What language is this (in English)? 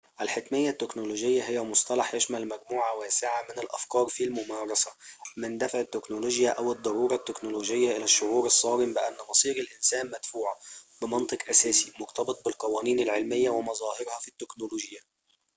Arabic